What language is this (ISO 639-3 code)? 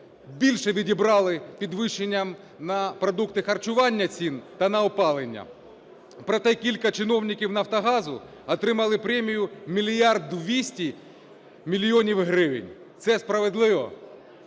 ukr